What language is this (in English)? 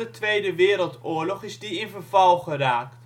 Dutch